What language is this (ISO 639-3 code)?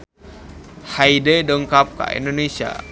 sun